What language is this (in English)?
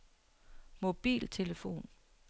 Danish